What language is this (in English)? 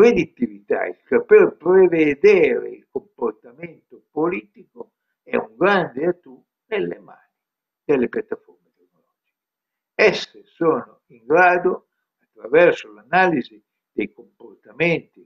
Italian